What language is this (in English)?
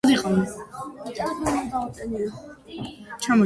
Georgian